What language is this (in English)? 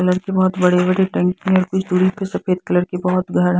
Hindi